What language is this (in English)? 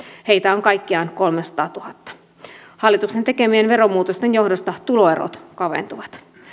Finnish